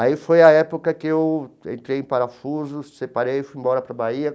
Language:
Portuguese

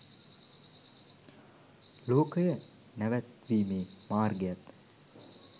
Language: Sinhala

